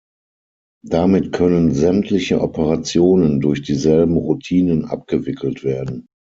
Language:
German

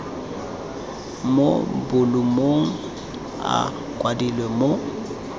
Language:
Tswana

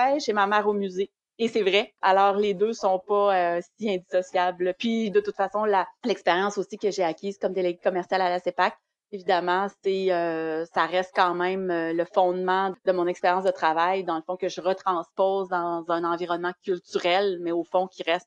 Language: French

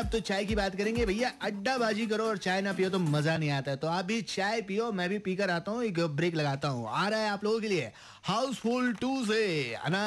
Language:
Hindi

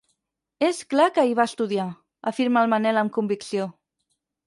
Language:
Catalan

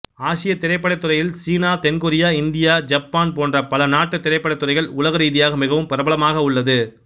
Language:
Tamil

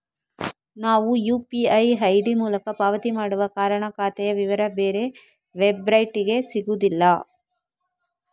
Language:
Kannada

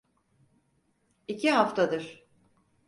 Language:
Turkish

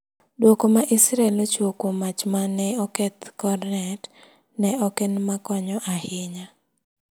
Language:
Luo (Kenya and Tanzania)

